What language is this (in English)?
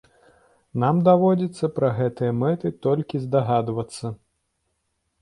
Belarusian